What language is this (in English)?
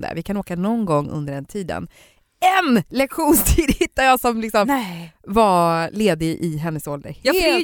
Swedish